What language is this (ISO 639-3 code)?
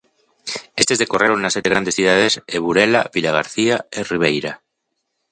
glg